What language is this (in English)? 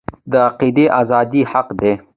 Pashto